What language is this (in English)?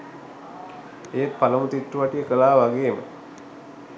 Sinhala